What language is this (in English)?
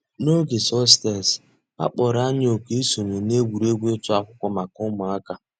Igbo